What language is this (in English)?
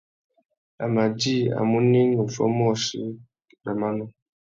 Tuki